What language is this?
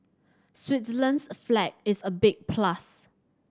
English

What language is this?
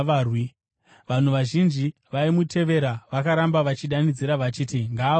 Shona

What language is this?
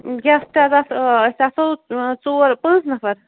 Kashmiri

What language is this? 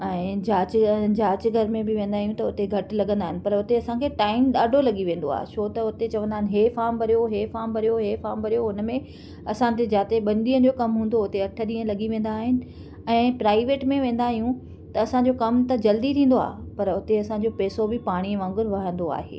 Sindhi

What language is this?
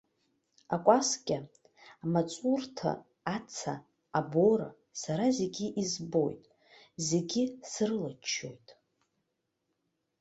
Abkhazian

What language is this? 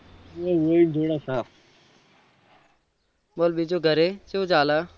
Gujarati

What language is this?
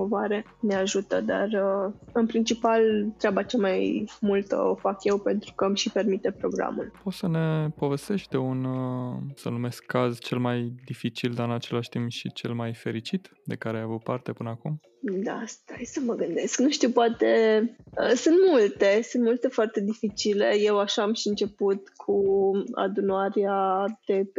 Romanian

